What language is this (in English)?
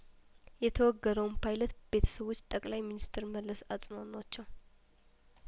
Amharic